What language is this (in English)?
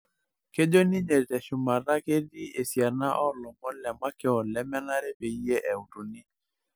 Masai